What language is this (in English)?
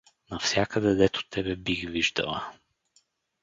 Bulgarian